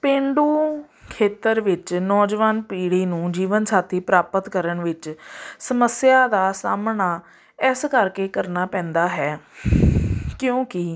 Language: Punjabi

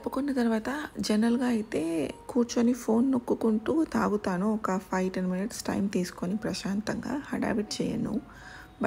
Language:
Telugu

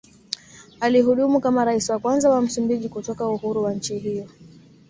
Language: Swahili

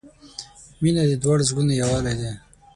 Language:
Pashto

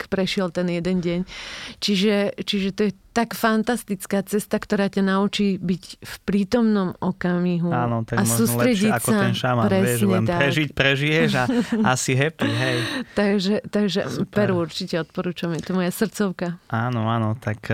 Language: Slovak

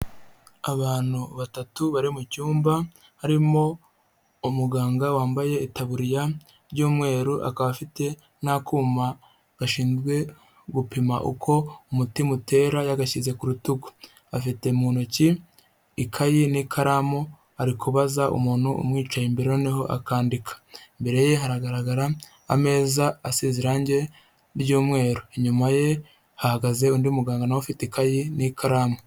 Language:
Kinyarwanda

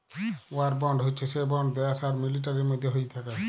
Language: Bangla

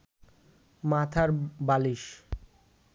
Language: Bangla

